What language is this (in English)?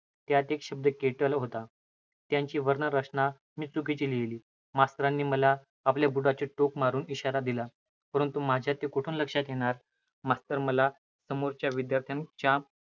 Marathi